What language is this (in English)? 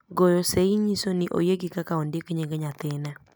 Luo (Kenya and Tanzania)